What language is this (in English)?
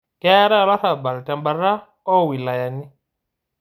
Masai